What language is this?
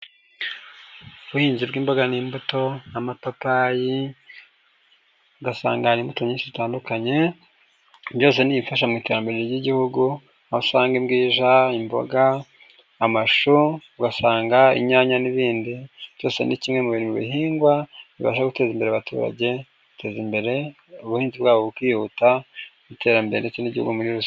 Kinyarwanda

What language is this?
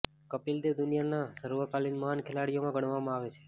Gujarati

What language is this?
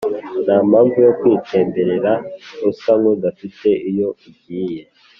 Kinyarwanda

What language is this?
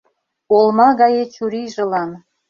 Mari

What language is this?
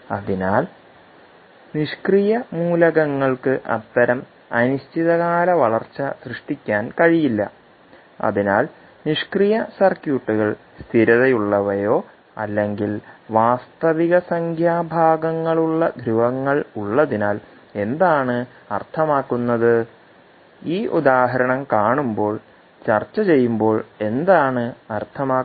Malayalam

